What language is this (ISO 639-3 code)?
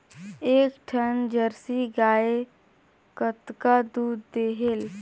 hne